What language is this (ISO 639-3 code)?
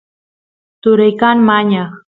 qus